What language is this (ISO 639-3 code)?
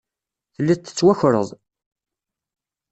kab